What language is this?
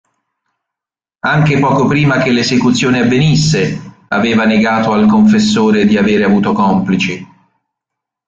Italian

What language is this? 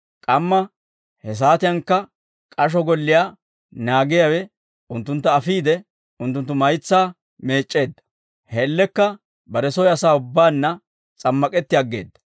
Dawro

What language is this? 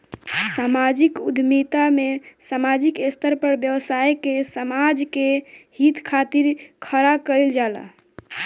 Bhojpuri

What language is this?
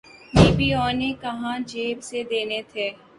Urdu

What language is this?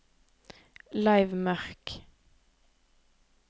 Norwegian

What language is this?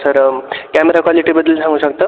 Marathi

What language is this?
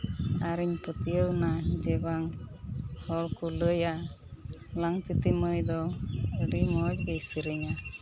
Santali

